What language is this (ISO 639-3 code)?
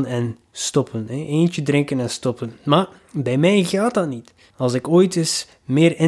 nld